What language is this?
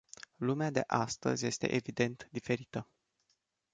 Romanian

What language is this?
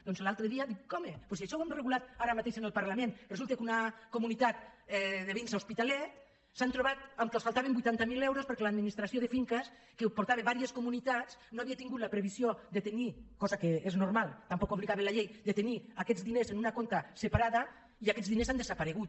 Catalan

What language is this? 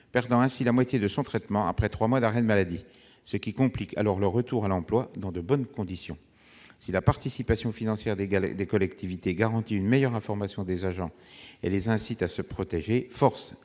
French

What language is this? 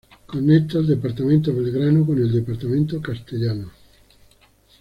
Spanish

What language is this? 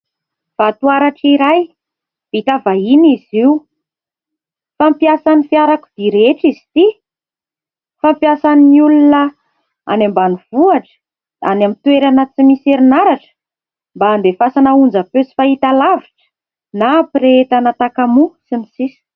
Malagasy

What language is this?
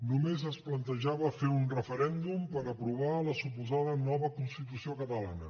Catalan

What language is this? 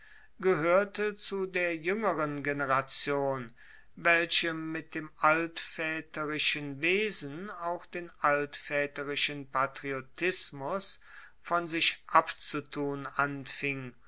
German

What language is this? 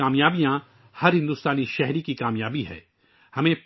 Urdu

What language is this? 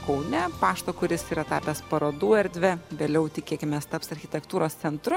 Lithuanian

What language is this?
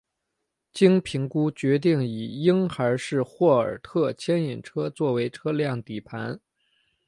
Chinese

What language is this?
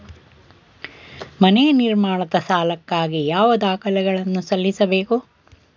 Kannada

